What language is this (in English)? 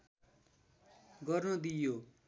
Nepali